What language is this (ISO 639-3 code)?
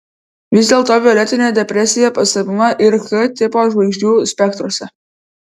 lit